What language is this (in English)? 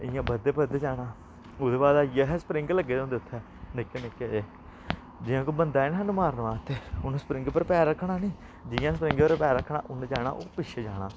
Dogri